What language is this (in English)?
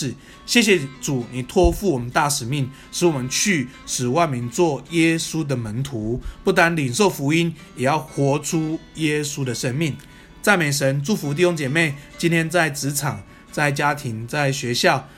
Chinese